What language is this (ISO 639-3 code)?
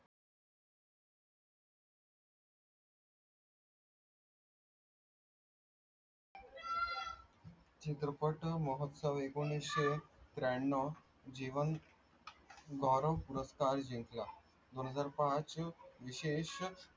mar